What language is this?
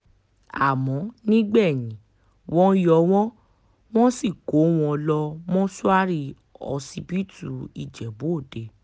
Yoruba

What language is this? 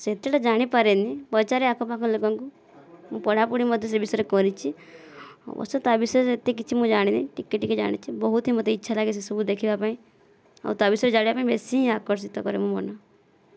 Odia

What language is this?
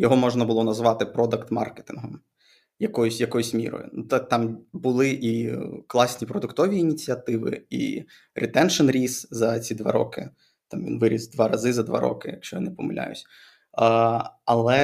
Ukrainian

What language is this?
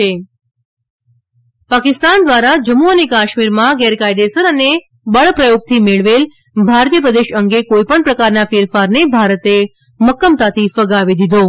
Gujarati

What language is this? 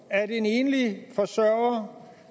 Danish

